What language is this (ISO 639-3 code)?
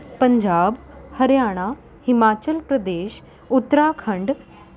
pan